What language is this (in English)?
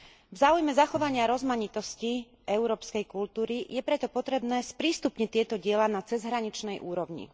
Slovak